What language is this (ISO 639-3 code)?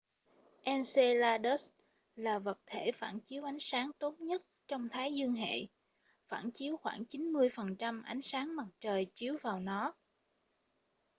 vie